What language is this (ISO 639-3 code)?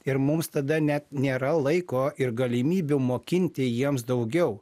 lit